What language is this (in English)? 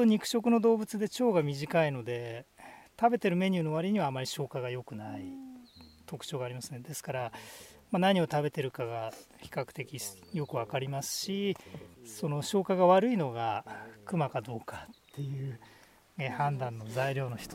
Japanese